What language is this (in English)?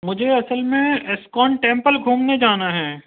Urdu